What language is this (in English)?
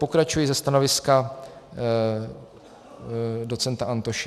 Czech